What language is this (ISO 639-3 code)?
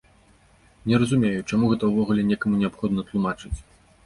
bel